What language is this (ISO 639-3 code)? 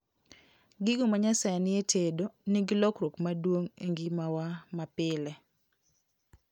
luo